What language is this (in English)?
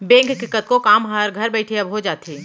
Chhattisgarhi